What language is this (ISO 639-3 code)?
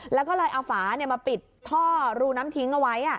tha